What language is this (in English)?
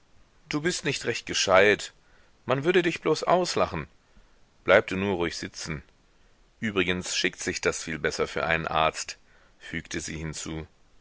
German